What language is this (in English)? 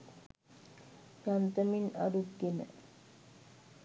Sinhala